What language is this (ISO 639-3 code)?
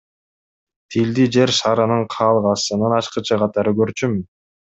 kir